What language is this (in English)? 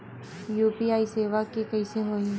Chhattisgarhi